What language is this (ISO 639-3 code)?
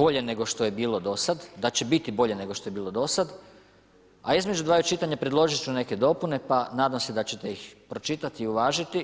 hrv